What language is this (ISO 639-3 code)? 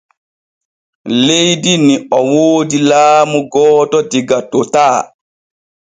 fue